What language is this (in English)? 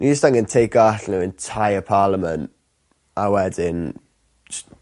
Welsh